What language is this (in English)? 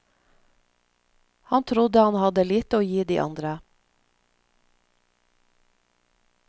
Norwegian